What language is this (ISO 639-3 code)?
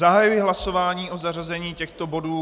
ces